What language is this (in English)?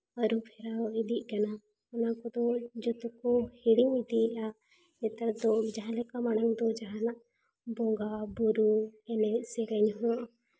Santali